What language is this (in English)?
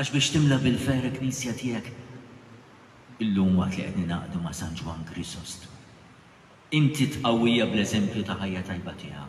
Arabic